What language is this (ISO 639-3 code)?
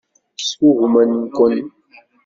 kab